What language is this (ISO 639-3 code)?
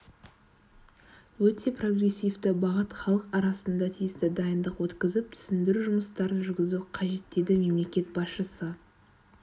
kaz